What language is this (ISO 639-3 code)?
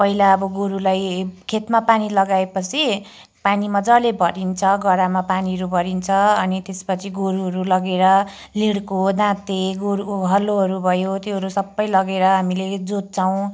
nep